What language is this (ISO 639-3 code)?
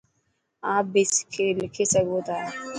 mki